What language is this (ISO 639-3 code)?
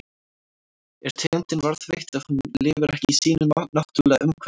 isl